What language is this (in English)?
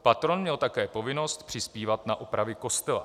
Czech